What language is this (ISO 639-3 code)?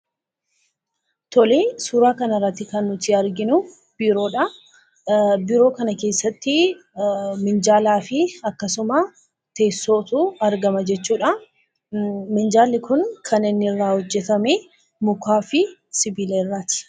orm